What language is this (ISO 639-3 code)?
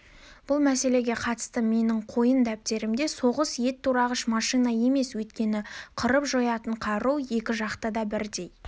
kaz